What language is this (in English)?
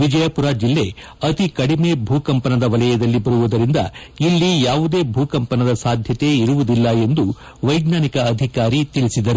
Kannada